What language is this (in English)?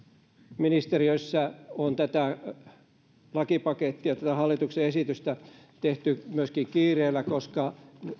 Finnish